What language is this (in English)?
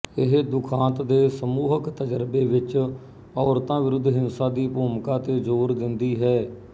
Punjabi